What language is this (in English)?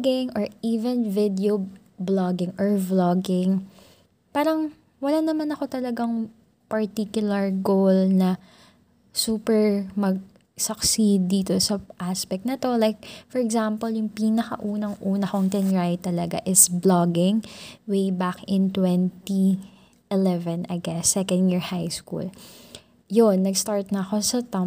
Filipino